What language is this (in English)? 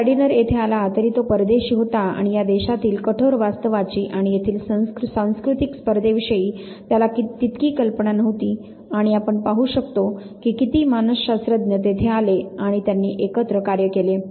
Marathi